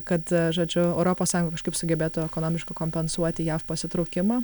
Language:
Lithuanian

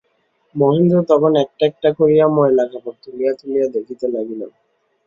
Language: Bangla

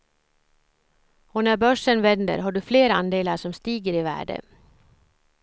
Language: Swedish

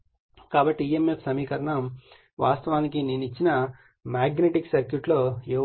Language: Telugu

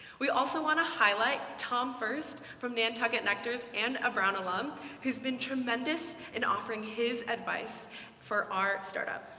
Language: English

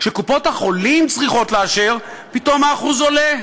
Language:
Hebrew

